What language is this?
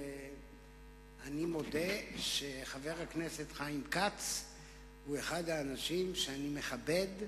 Hebrew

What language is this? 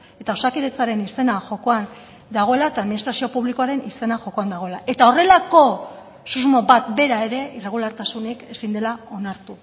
Basque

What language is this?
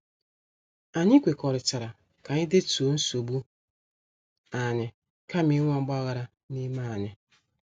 Igbo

